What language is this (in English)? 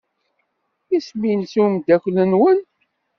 Kabyle